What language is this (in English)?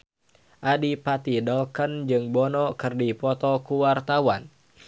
Sundanese